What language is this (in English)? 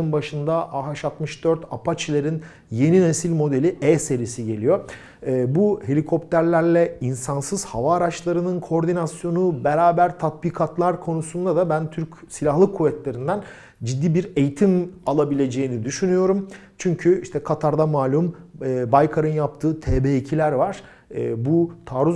Turkish